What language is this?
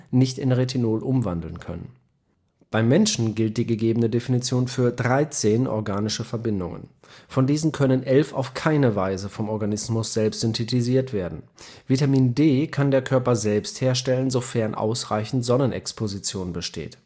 German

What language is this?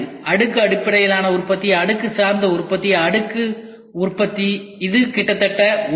Tamil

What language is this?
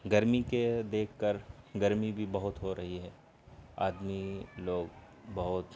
Urdu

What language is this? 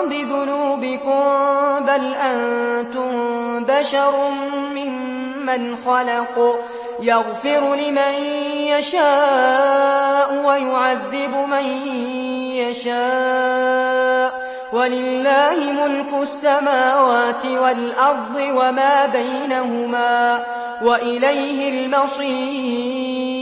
Arabic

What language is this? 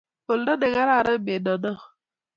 Kalenjin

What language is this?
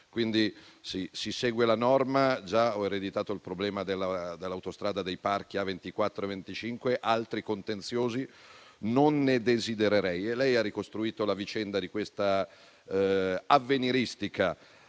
Italian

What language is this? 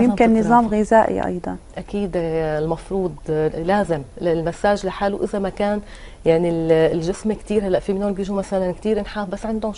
Arabic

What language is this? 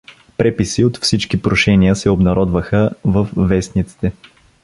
Bulgarian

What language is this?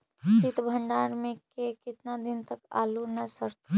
Magahi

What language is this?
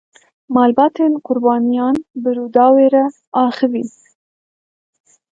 Kurdish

